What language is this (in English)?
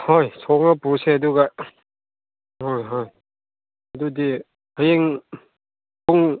Manipuri